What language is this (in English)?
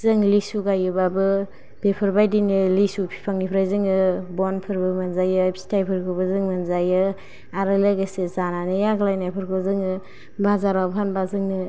Bodo